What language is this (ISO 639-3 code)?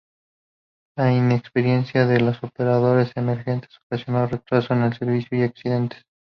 spa